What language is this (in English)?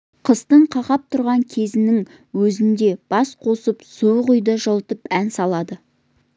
Kazakh